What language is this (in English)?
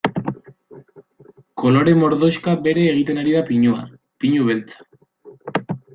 Basque